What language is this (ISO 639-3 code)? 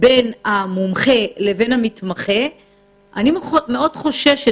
heb